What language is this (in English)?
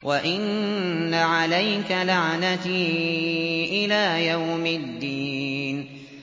Arabic